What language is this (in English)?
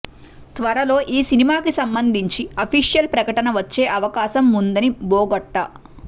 Telugu